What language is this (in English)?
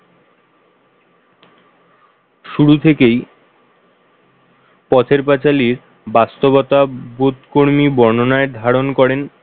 Bangla